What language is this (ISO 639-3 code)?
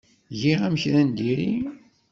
kab